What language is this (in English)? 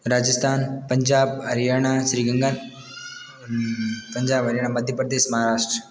Hindi